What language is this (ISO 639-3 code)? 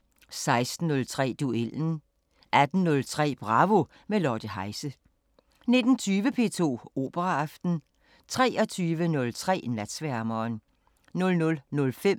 dan